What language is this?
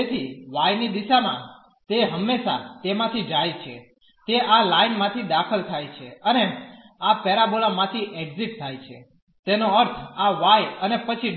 Gujarati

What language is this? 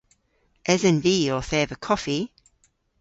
Cornish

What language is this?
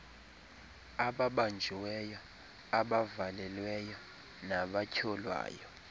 Xhosa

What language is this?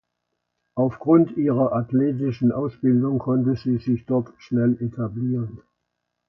German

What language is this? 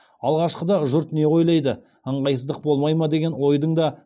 Kazakh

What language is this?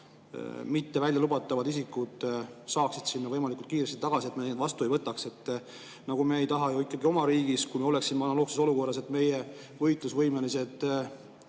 Estonian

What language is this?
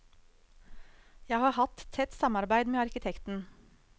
Norwegian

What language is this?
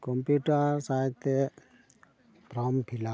Santali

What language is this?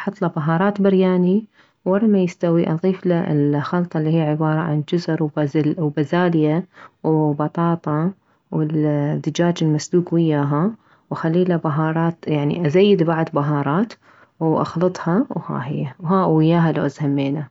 Mesopotamian Arabic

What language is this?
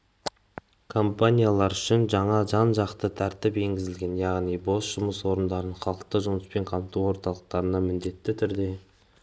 Kazakh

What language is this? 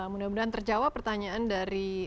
Indonesian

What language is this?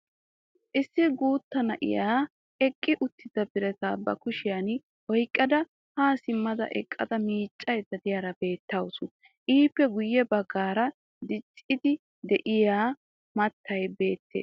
Wolaytta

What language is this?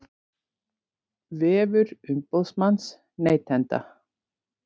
Icelandic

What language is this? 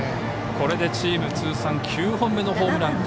Japanese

